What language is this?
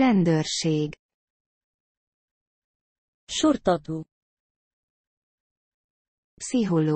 Arabic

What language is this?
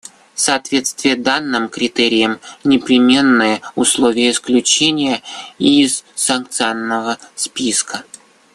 Russian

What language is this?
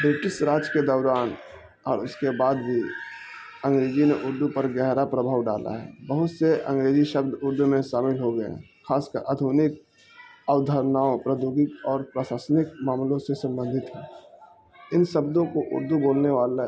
Urdu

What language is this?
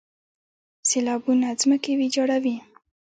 Pashto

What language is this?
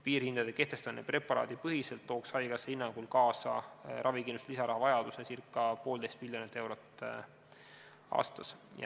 Estonian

